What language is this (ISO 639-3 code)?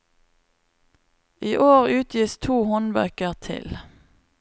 nor